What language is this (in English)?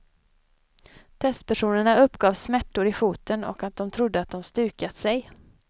Swedish